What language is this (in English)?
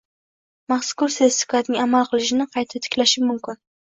Uzbek